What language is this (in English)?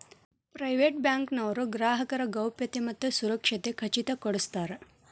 Kannada